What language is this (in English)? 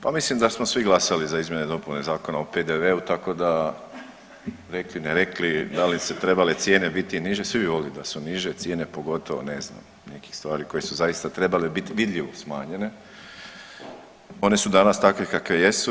Croatian